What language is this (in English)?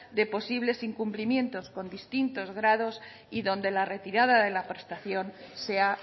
Spanish